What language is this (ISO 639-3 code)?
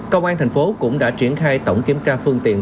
vie